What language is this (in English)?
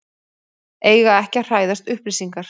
Icelandic